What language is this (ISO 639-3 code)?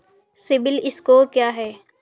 hin